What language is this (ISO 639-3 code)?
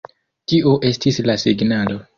epo